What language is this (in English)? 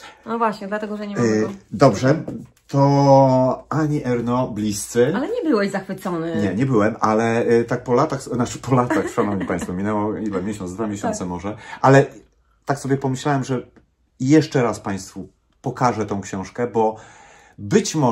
Polish